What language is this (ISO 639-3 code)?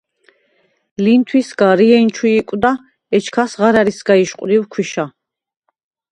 sva